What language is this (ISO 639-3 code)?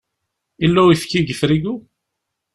kab